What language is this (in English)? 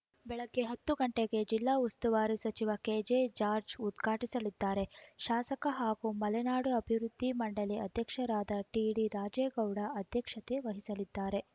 Kannada